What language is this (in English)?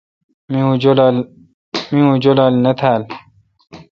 Kalkoti